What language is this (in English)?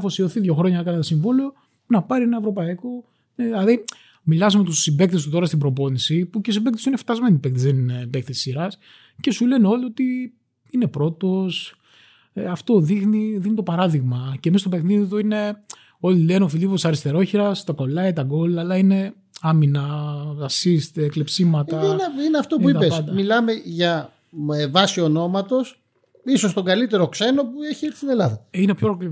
Greek